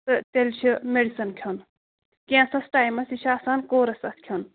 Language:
Kashmiri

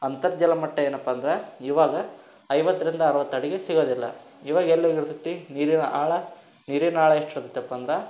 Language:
Kannada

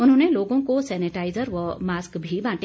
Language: Hindi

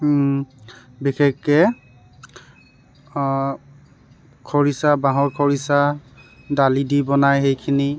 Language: Assamese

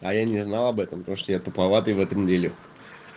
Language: Russian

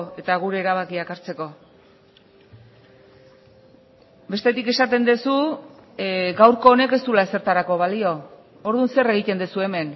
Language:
Basque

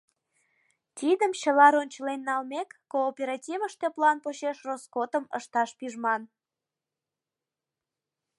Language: Mari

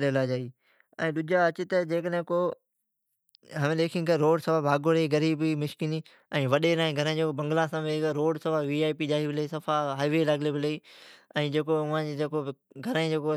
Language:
Od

